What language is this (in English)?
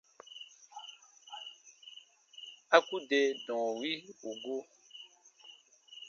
Baatonum